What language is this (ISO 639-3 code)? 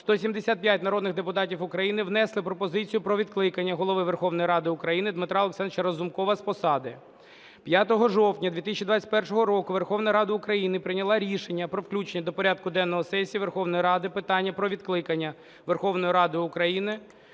ukr